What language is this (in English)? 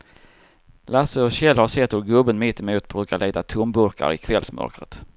Swedish